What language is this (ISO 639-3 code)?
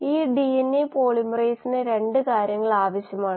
mal